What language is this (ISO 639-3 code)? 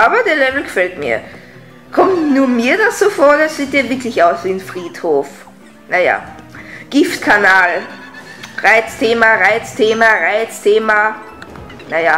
deu